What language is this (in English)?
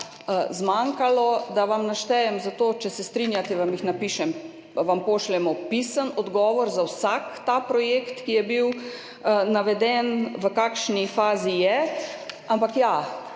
Slovenian